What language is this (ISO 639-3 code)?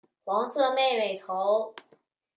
zho